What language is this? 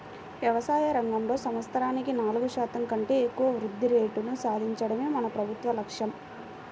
Telugu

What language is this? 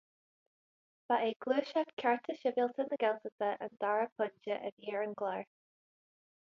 Irish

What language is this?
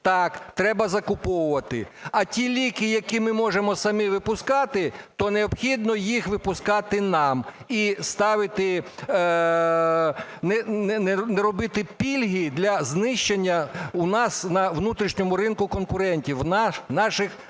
Ukrainian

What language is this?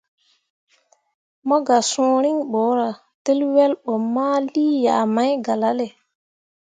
Mundang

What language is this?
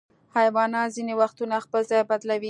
Pashto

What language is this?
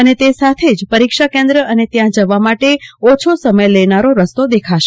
Gujarati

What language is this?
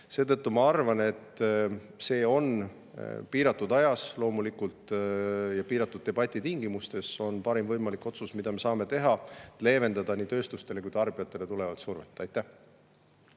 Estonian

